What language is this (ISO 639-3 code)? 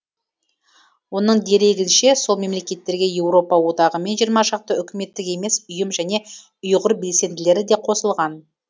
kaz